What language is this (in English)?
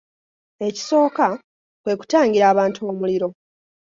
Ganda